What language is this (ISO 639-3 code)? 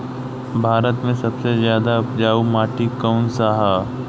bho